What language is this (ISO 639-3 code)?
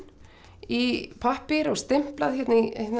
isl